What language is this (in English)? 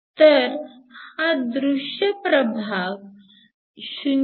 Marathi